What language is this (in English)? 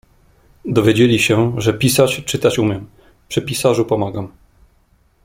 Polish